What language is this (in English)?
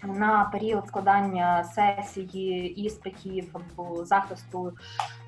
Ukrainian